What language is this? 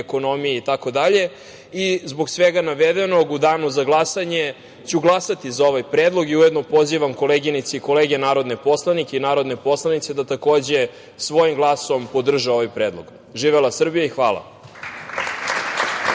Serbian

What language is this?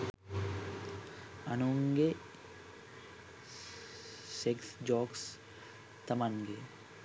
Sinhala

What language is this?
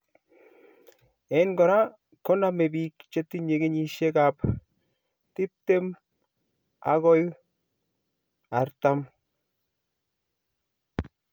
Kalenjin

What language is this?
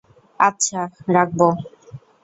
Bangla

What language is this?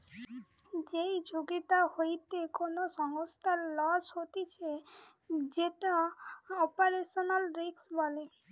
Bangla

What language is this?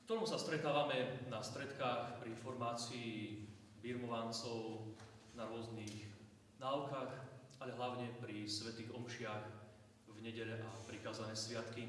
Slovak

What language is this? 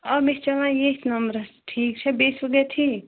Kashmiri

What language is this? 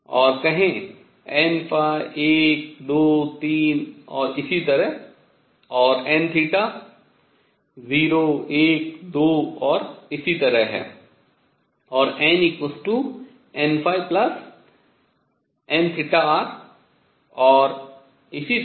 Hindi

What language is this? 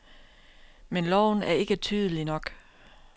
Danish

